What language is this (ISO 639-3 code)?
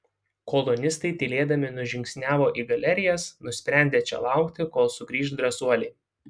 lit